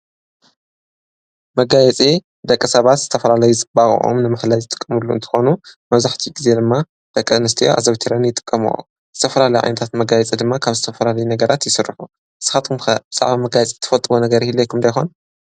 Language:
Tigrinya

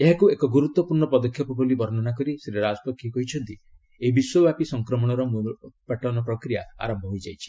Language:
Odia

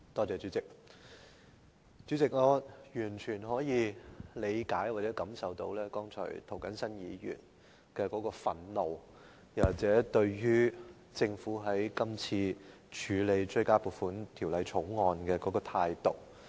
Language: Cantonese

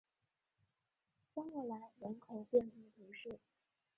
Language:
Chinese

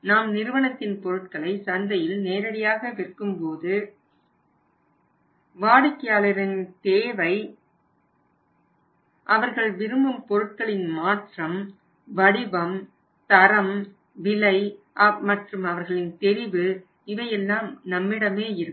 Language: Tamil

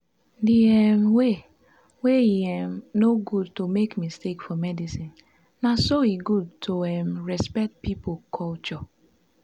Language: Nigerian Pidgin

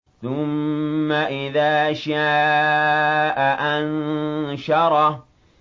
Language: Arabic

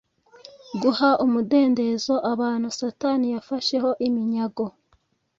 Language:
Kinyarwanda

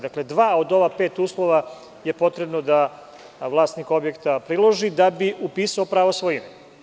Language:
Serbian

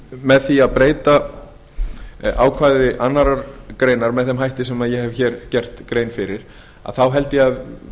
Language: Icelandic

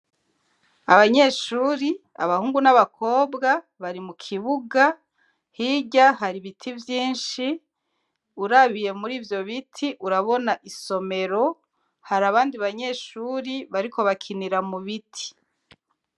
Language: Rundi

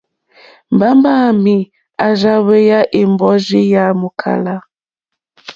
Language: Mokpwe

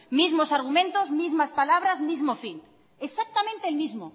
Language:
Spanish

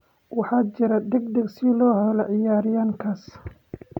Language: Somali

